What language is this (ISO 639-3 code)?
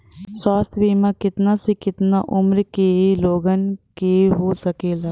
bho